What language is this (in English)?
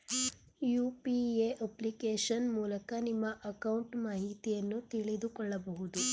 Kannada